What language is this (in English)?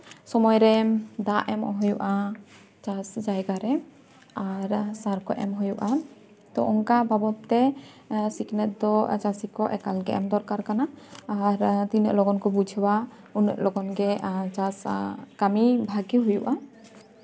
Santali